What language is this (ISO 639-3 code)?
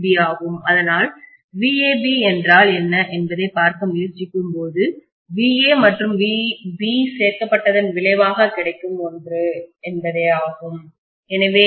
tam